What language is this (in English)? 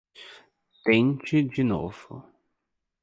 Portuguese